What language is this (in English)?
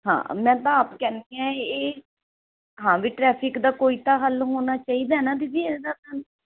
Punjabi